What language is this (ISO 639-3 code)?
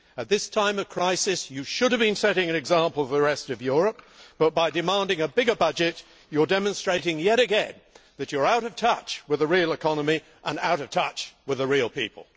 eng